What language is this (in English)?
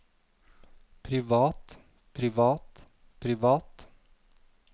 Norwegian